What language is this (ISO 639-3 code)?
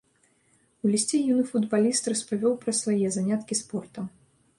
bel